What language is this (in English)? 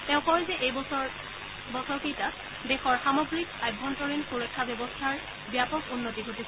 Assamese